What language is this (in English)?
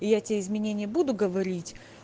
Russian